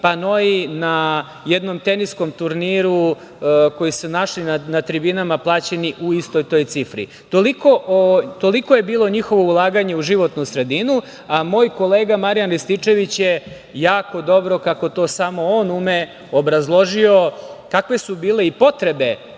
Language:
Serbian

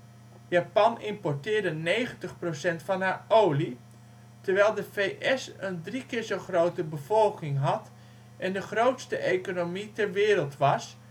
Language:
Dutch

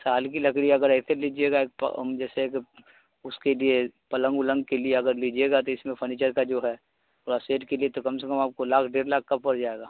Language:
Urdu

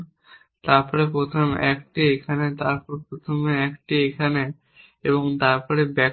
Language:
Bangla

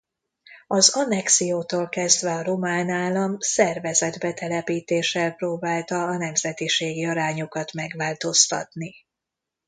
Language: Hungarian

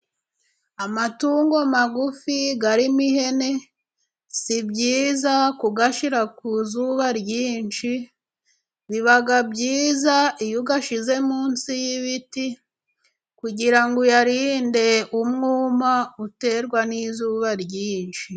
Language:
Kinyarwanda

